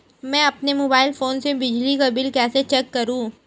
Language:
Hindi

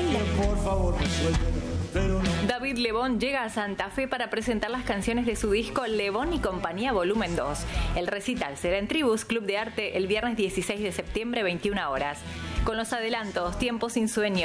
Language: Spanish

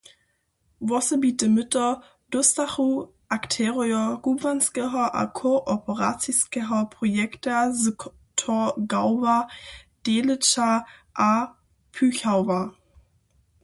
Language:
Upper Sorbian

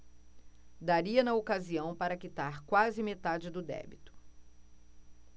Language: Portuguese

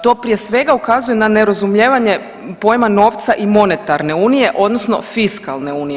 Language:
Croatian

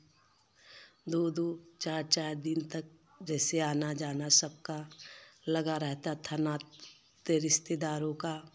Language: Hindi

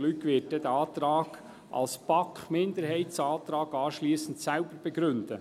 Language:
Swiss German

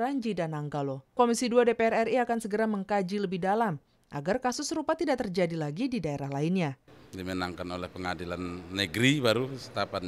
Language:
Indonesian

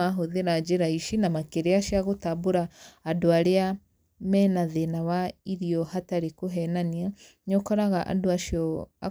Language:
Kikuyu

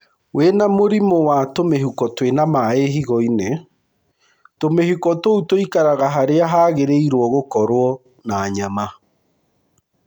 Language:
Kikuyu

